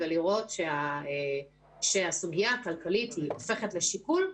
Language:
Hebrew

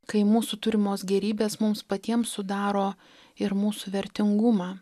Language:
Lithuanian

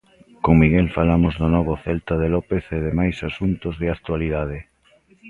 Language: Galician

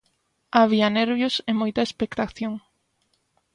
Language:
Galician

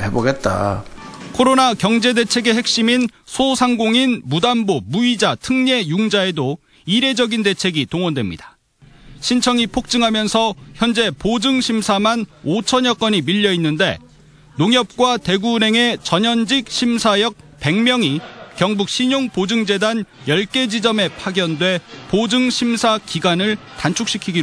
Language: Korean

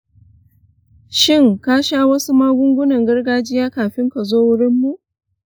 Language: Hausa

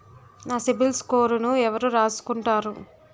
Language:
Telugu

